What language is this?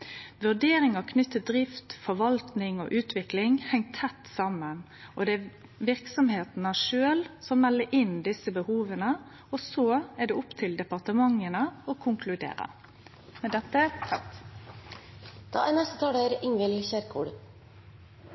Norwegian Nynorsk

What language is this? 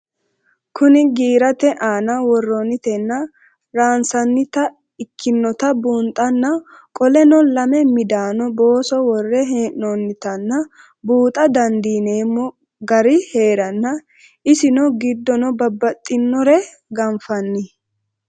Sidamo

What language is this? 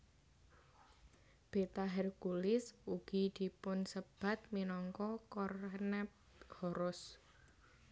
Javanese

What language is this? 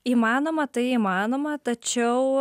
Lithuanian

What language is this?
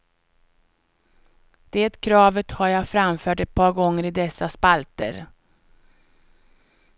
Swedish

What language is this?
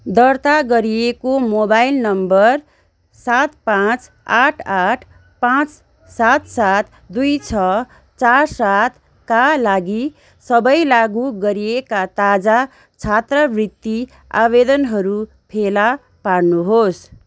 Nepali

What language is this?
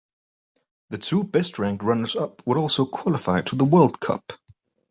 English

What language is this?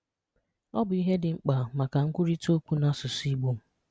Igbo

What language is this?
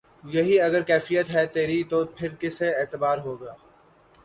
Urdu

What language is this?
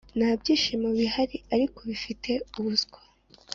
Kinyarwanda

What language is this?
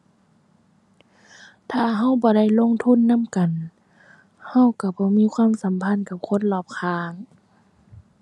Thai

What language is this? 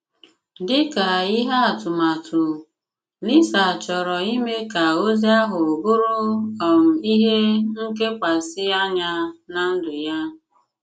Igbo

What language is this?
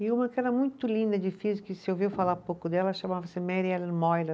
Portuguese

